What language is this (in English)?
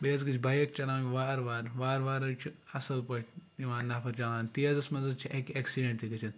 Kashmiri